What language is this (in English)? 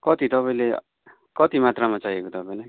Nepali